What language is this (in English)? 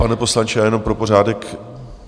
Czech